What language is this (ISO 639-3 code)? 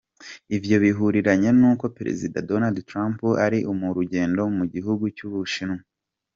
kin